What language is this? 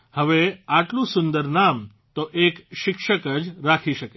Gujarati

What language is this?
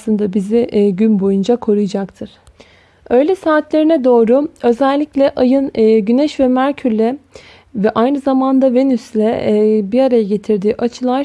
Turkish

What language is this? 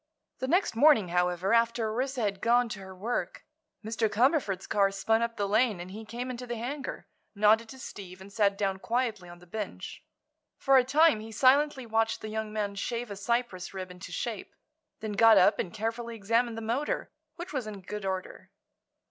English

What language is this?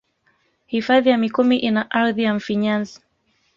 Swahili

